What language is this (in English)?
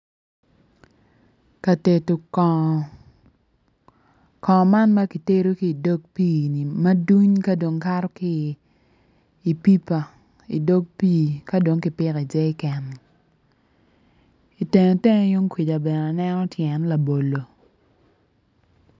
Acoli